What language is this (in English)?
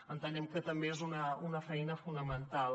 Catalan